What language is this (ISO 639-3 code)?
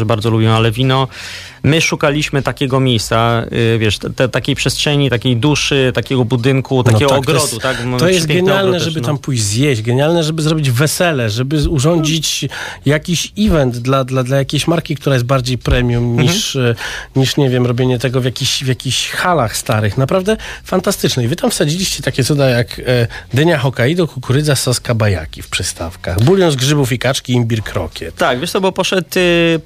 pol